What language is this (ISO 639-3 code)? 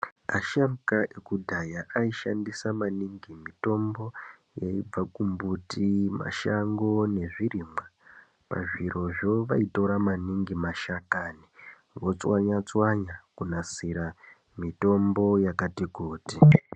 ndc